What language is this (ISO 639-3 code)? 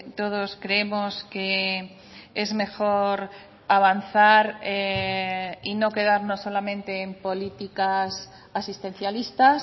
spa